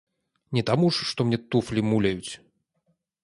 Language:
Belarusian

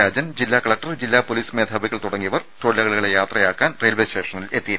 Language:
Malayalam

